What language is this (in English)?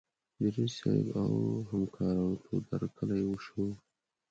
Pashto